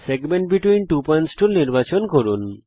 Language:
Bangla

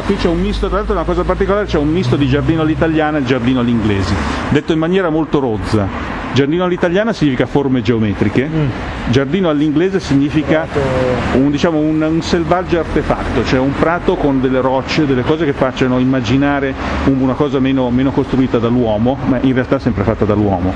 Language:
Italian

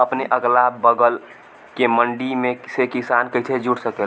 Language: Bhojpuri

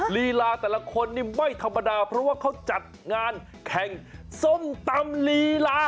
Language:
Thai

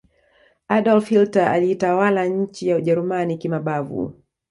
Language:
Swahili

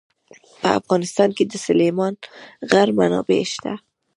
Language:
Pashto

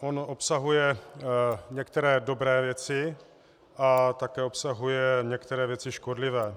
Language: Czech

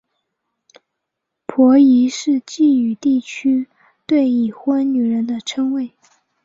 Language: Chinese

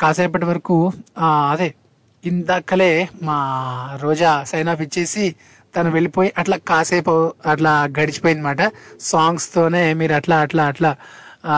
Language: Telugu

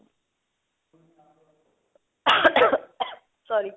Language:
Punjabi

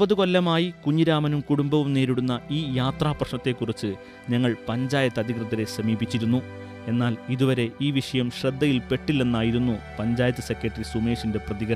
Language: Arabic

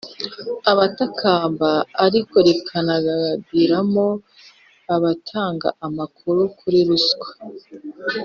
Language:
Kinyarwanda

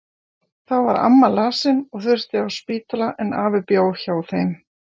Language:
Icelandic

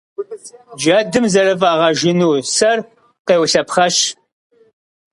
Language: Kabardian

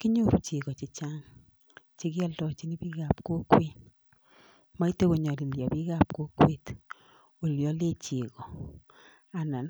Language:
Kalenjin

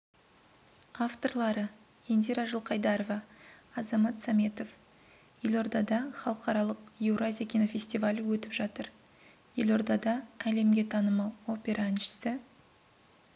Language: Kazakh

